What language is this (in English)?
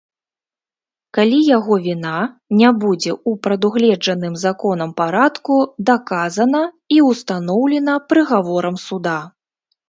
Belarusian